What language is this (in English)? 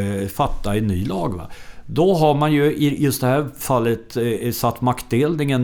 Swedish